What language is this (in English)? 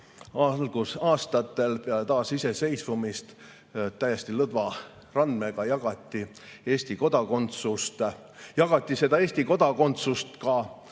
Estonian